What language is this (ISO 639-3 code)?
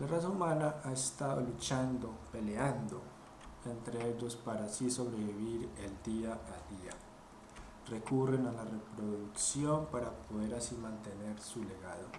spa